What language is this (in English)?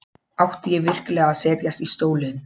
Icelandic